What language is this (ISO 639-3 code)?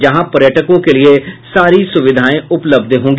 hin